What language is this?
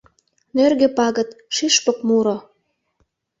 Mari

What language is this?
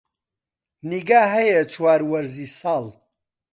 Central Kurdish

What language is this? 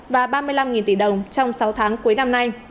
Vietnamese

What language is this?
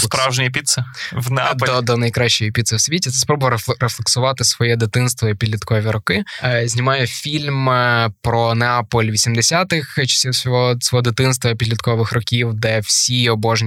Ukrainian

